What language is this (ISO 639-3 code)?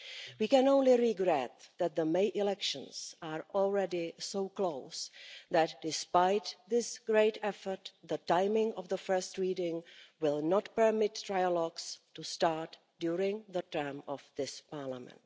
eng